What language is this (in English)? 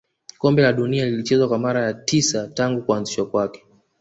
Swahili